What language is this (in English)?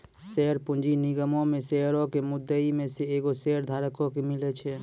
Maithili